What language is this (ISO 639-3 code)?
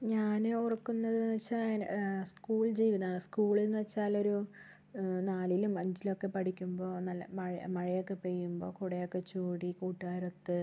mal